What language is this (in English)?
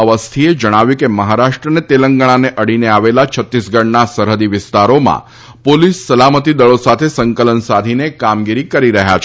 Gujarati